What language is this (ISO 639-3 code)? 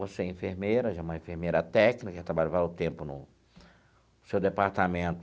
por